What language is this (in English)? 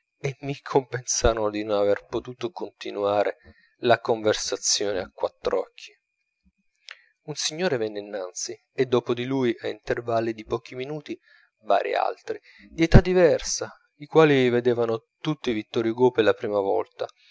Italian